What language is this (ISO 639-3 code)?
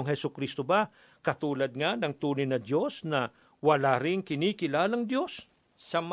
fil